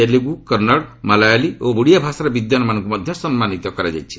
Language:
Odia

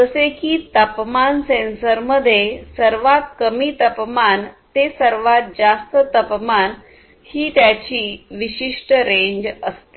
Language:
Marathi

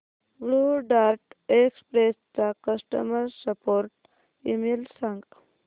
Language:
Marathi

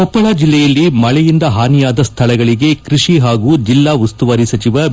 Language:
Kannada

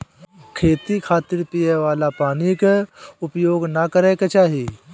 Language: Bhojpuri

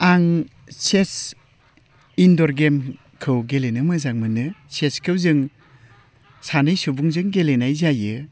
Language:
Bodo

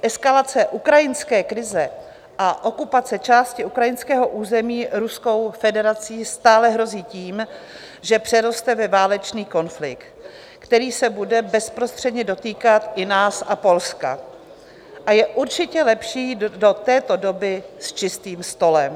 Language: Czech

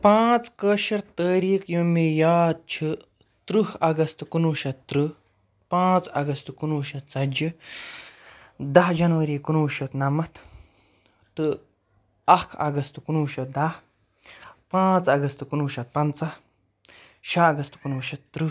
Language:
Kashmiri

